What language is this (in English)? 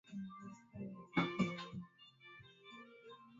Swahili